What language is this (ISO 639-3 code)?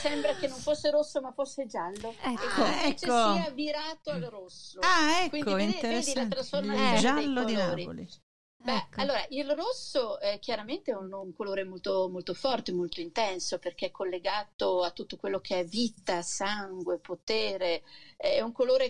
ita